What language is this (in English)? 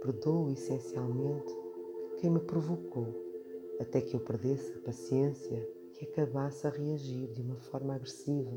Portuguese